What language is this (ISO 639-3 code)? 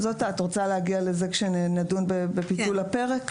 heb